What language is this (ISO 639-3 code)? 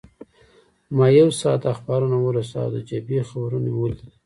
pus